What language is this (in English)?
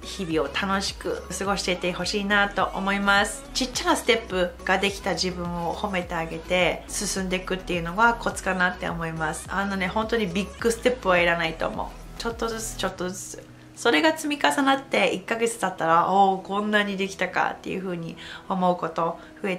Japanese